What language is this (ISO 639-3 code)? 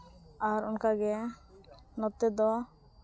sat